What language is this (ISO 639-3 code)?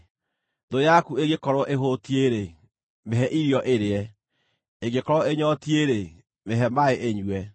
kik